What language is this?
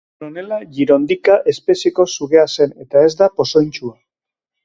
Basque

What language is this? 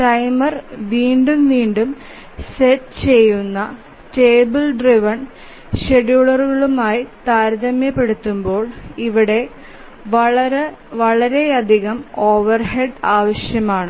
Malayalam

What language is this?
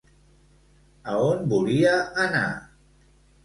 Catalan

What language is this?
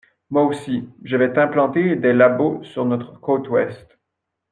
French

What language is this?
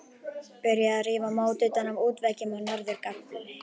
Icelandic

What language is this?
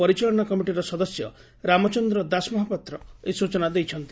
Odia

